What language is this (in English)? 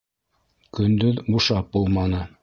Bashkir